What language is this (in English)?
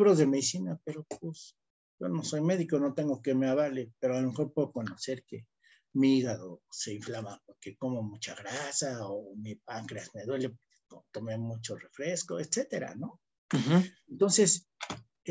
Spanish